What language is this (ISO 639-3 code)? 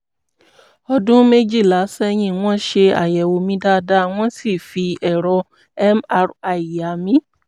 yor